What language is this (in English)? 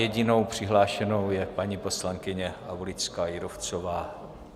Czech